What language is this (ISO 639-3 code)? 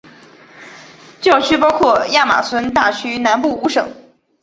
zho